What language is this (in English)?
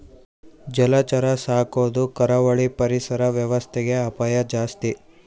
Kannada